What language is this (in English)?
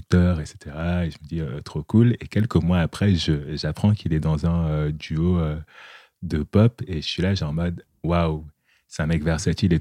French